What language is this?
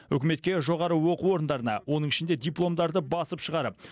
Kazakh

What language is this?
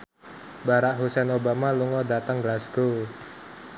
Javanese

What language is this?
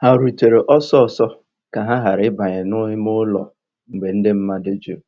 Igbo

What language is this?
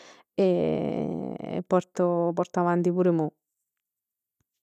Neapolitan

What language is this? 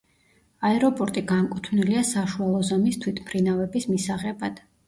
Georgian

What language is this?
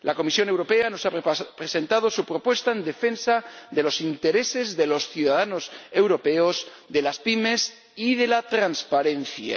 Spanish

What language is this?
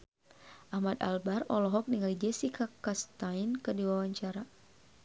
Sundanese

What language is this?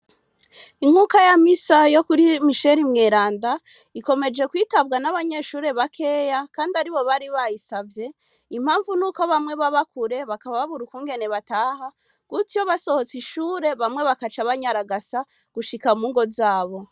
Rundi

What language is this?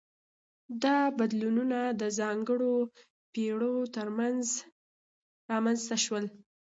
Pashto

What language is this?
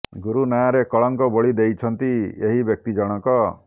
Odia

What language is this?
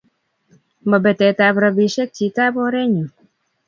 Kalenjin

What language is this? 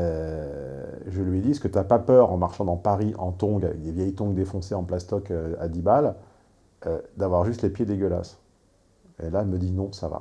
French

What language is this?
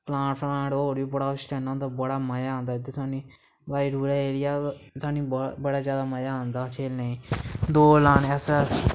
Dogri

